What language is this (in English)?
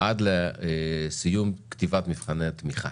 Hebrew